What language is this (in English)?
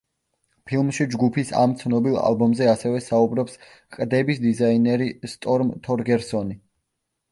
Georgian